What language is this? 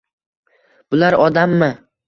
Uzbek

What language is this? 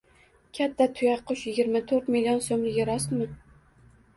Uzbek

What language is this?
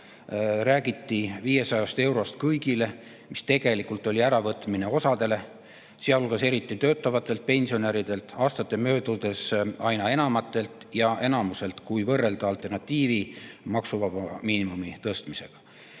Estonian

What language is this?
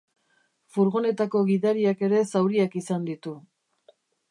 Basque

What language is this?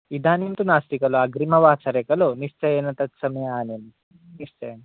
Sanskrit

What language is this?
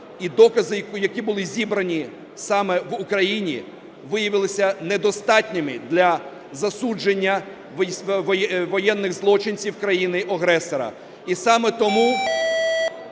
Ukrainian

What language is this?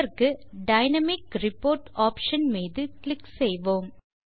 Tamil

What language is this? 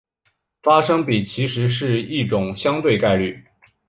Chinese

